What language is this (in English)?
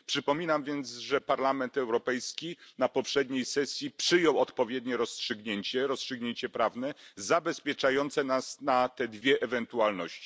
Polish